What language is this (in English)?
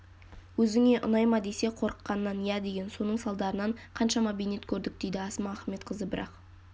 Kazakh